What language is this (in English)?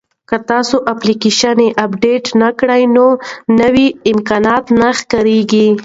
Pashto